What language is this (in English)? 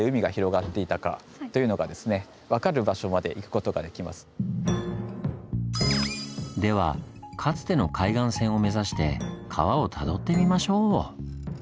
Japanese